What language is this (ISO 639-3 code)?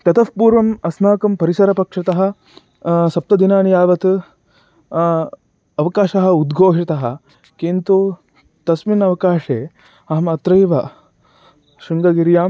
san